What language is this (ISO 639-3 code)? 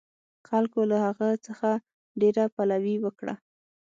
pus